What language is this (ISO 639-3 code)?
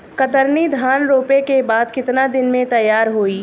bho